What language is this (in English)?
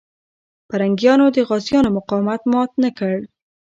Pashto